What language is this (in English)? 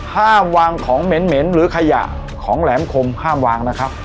Thai